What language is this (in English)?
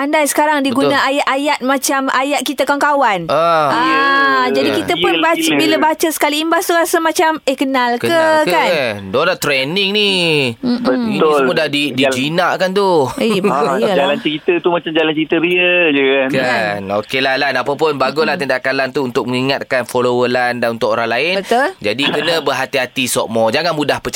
Malay